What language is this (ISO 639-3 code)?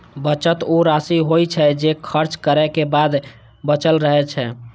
mai